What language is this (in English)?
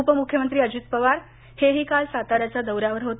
Marathi